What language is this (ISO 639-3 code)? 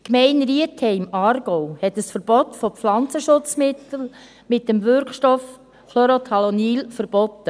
gsw